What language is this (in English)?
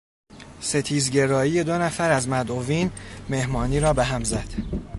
Persian